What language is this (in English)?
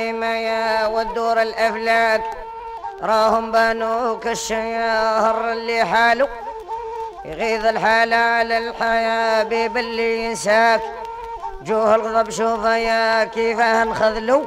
Arabic